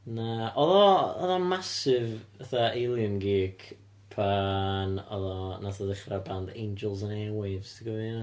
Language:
Welsh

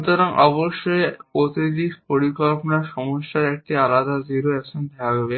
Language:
Bangla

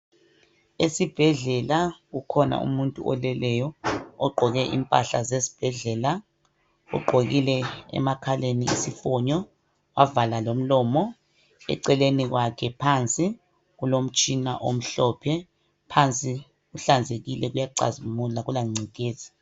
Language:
North Ndebele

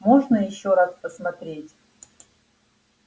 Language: Russian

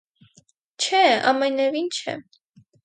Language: Armenian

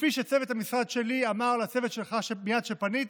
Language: Hebrew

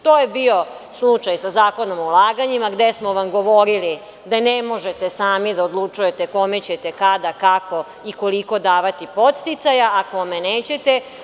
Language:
Serbian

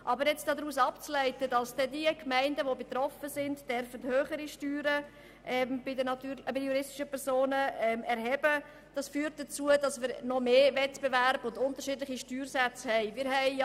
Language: Swiss German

